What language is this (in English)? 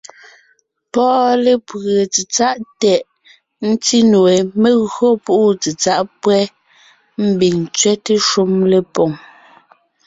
Ngiemboon